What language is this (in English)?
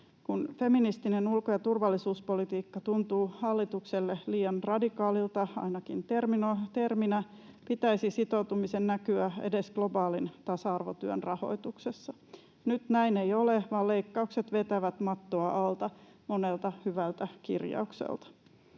Finnish